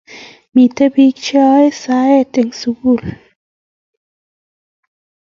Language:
Kalenjin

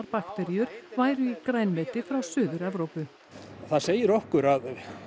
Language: Icelandic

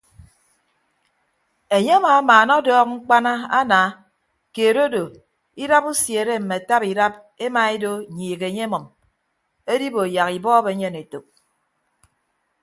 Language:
Ibibio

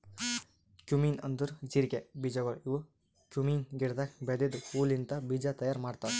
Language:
Kannada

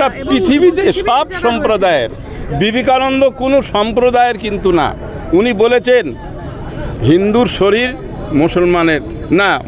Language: Bangla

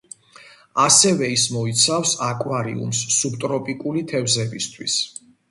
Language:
Georgian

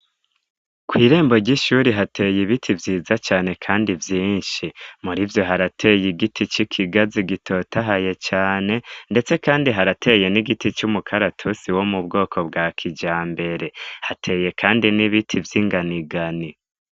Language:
Rundi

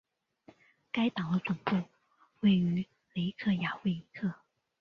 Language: Chinese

